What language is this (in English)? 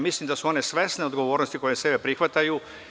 Serbian